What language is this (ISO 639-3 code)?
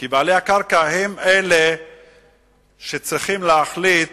heb